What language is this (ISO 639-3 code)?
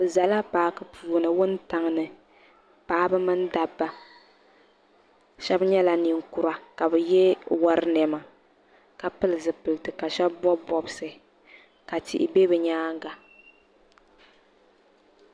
dag